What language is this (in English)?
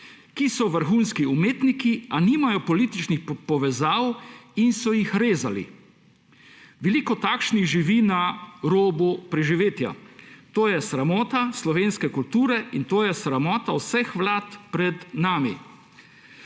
Slovenian